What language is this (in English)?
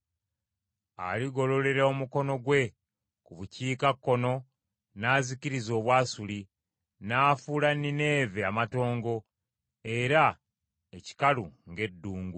Ganda